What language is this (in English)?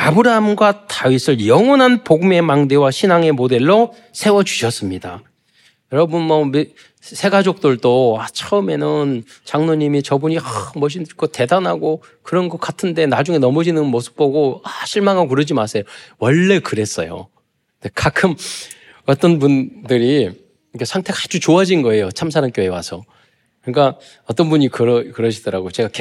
Korean